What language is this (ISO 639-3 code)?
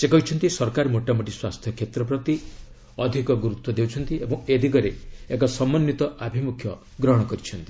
ori